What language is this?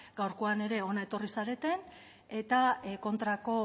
Basque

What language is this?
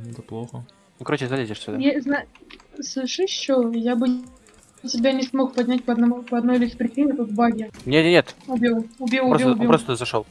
Russian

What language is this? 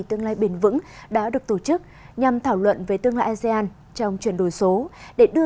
Vietnamese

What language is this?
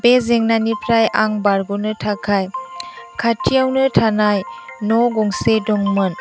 Bodo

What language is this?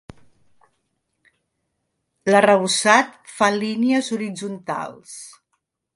Catalan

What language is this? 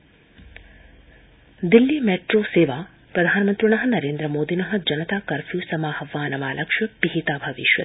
Sanskrit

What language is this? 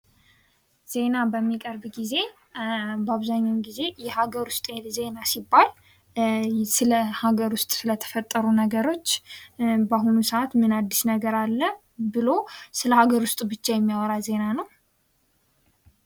Amharic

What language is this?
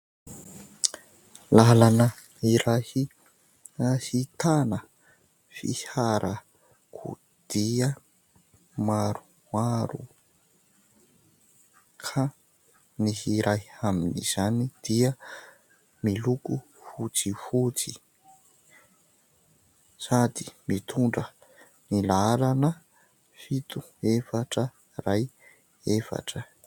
Malagasy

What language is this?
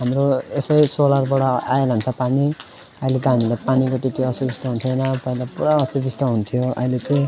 Nepali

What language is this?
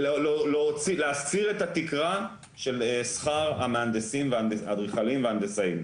Hebrew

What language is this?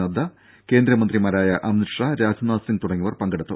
Malayalam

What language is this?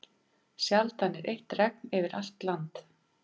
Icelandic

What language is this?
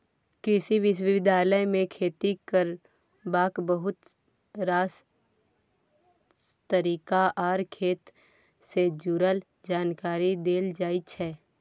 Maithili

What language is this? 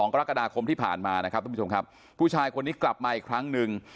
Thai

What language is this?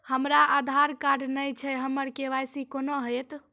Maithili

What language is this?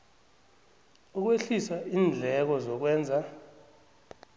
South Ndebele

